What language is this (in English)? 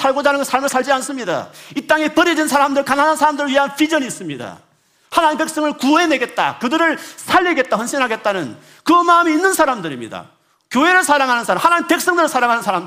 Korean